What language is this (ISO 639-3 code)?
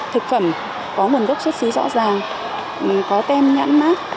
vie